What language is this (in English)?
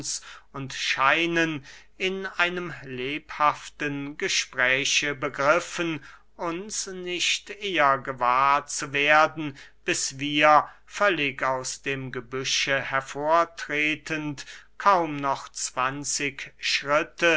German